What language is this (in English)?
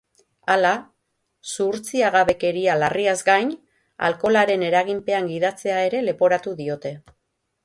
Basque